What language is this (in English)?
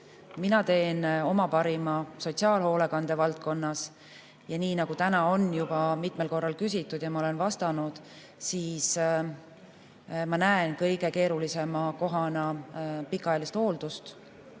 Estonian